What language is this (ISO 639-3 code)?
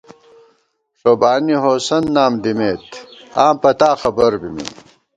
gwt